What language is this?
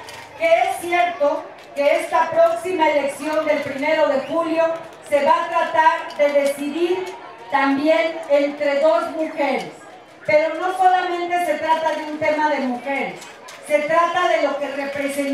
Spanish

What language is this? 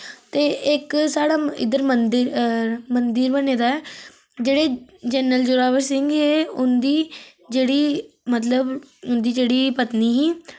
Dogri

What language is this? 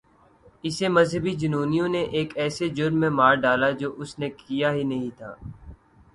Urdu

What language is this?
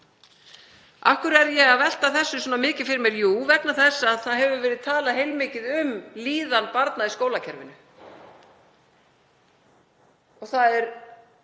Icelandic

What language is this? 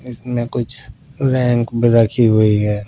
Hindi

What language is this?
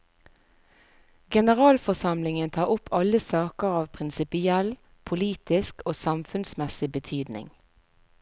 Norwegian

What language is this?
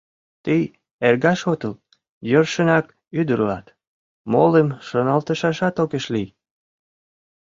Mari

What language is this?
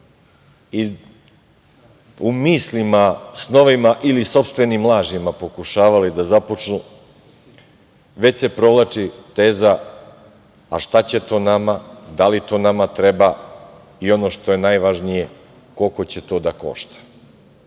Serbian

